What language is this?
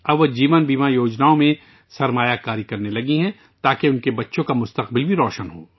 Urdu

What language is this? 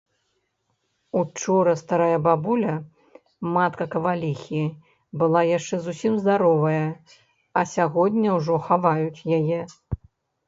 Belarusian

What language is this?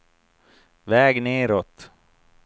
Swedish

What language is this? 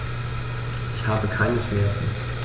German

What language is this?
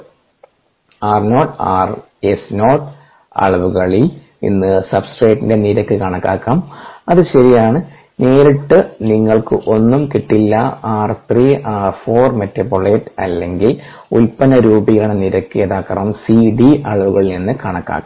Malayalam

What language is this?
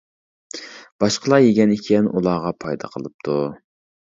Uyghur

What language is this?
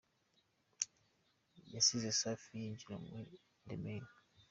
Kinyarwanda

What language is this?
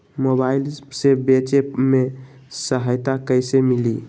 Magahi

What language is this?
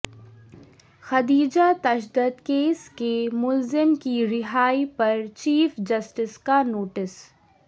Urdu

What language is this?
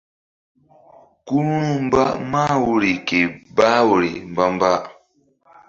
Mbum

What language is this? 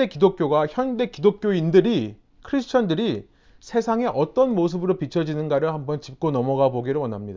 Korean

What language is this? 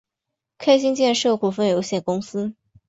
Chinese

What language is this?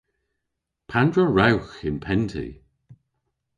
Cornish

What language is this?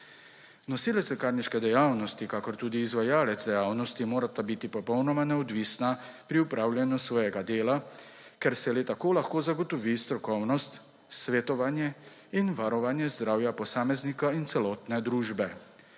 Slovenian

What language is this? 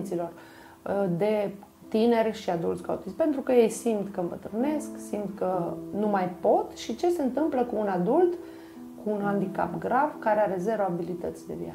Romanian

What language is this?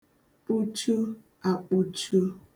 Igbo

